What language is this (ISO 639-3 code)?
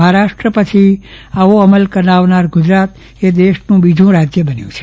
guj